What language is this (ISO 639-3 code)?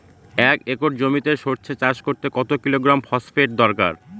ben